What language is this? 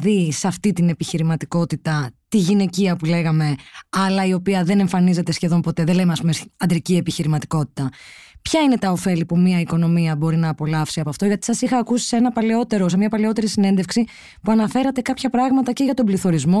Greek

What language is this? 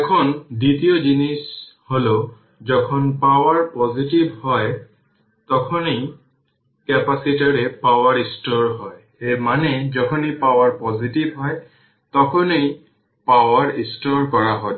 Bangla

